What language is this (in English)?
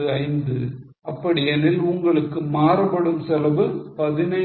Tamil